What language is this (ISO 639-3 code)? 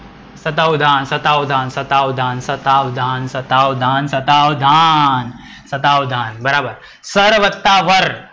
guj